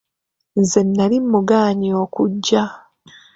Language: Ganda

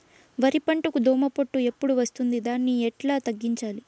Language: Telugu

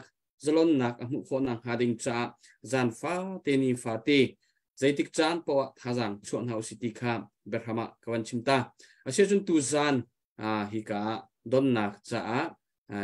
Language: Thai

